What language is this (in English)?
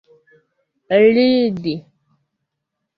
Esperanto